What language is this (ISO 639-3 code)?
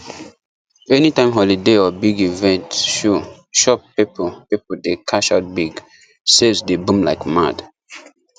pcm